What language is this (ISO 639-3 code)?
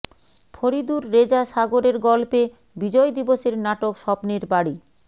ben